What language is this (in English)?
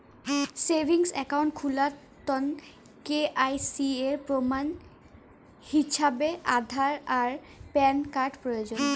Bangla